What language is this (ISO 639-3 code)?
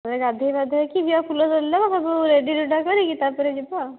ori